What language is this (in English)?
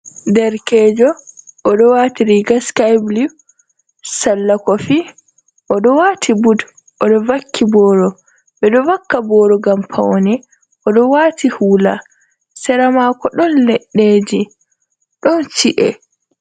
Fula